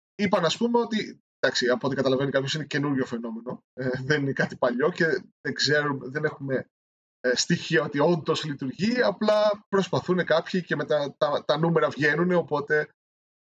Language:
Greek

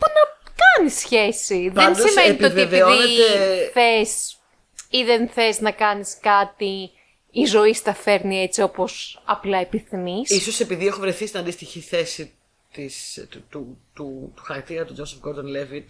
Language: Greek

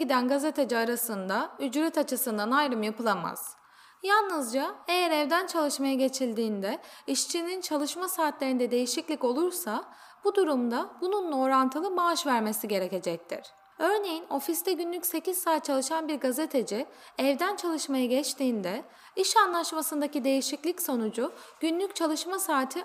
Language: Turkish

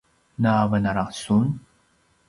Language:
Paiwan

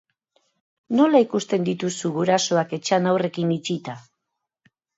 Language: Basque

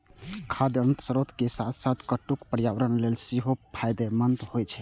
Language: Maithili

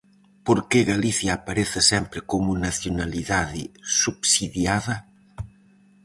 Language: Galician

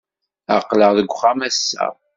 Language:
Kabyle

